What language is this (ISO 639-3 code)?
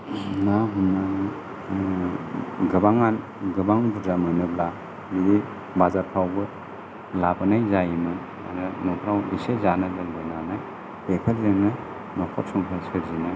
brx